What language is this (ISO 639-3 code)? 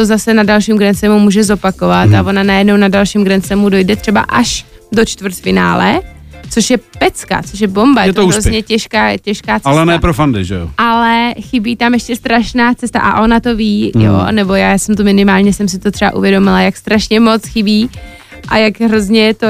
ces